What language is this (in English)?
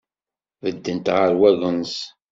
Kabyle